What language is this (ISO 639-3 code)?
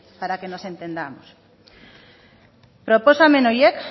spa